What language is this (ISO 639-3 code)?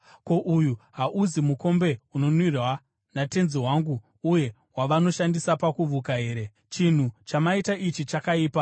sna